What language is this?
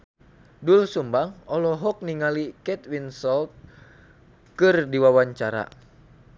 Sundanese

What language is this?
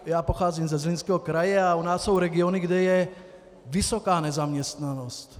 Czech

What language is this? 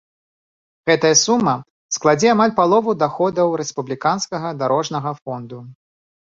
Belarusian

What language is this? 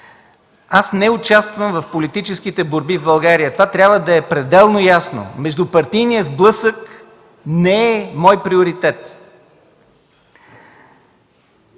Bulgarian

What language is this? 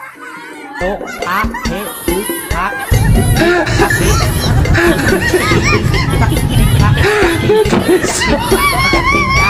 Thai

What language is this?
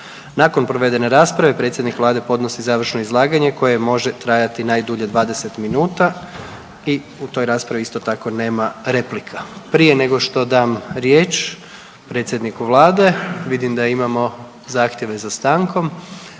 Croatian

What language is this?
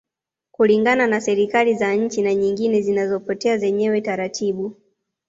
Swahili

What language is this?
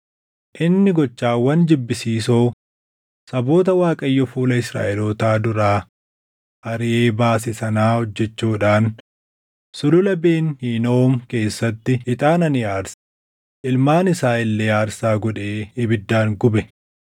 Oromo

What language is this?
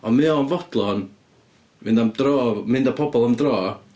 Welsh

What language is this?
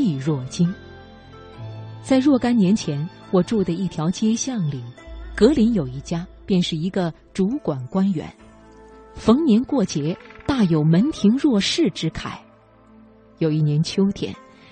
Chinese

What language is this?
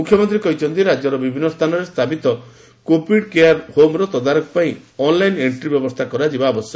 Odia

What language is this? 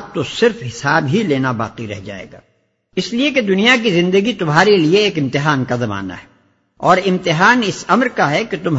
Urdu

